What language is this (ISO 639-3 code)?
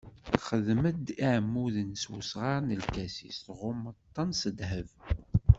kab